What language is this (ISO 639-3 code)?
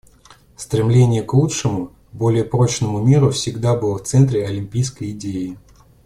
rus